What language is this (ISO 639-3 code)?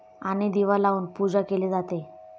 mar